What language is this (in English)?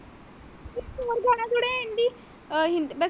Punjabi